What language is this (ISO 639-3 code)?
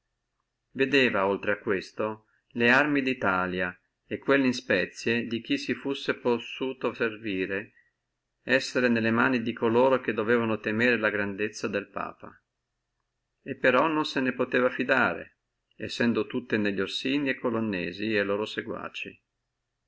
ita